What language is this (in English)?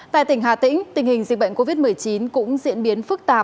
Vietnamese